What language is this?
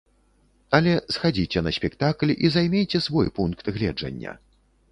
Belarusian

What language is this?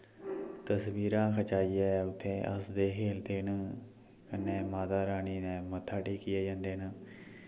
Dogri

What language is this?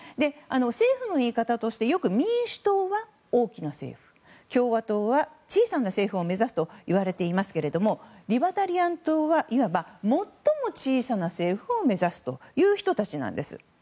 Japanese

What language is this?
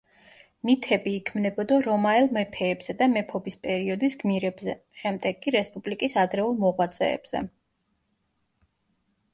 Georgian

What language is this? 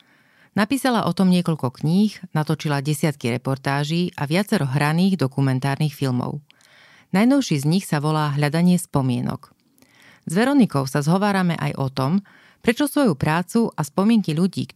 Slovak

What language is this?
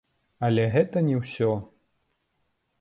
Belarusian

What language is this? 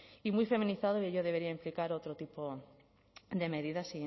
Spanish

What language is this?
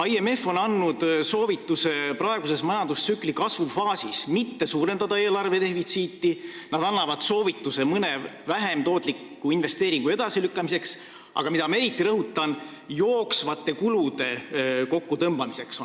Estonian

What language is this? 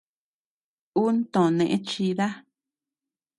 Tepeuxila Cuicatec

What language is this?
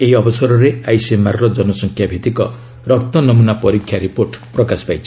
Odia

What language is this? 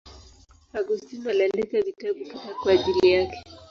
Swahili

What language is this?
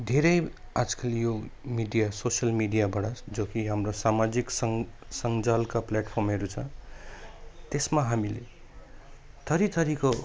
Nepali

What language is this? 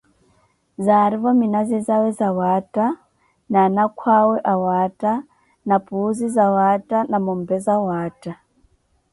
Koti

